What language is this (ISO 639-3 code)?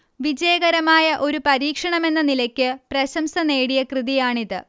mal